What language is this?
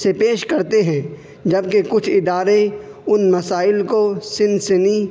Urdu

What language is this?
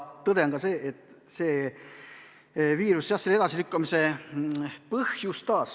Estonian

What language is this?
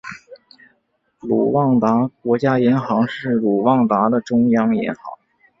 Chinese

